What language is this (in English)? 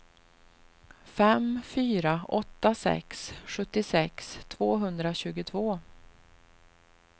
Swedish